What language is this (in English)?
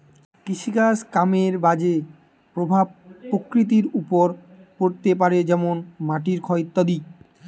Bangla